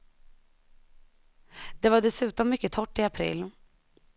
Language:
Swedish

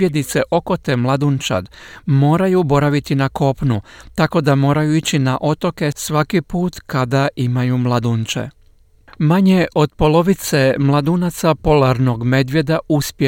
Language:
Croatian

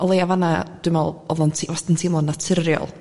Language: Welsh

